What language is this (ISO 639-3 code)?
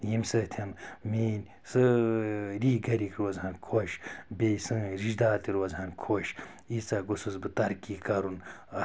kas